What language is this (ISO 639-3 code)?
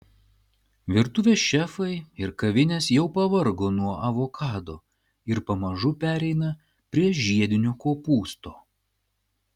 lit